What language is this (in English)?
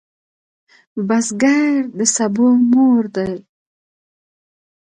Pashto